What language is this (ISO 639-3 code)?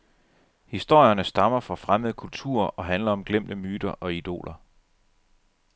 dan